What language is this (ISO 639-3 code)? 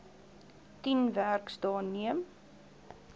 afr